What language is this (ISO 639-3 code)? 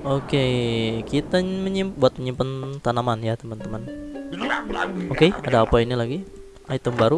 ind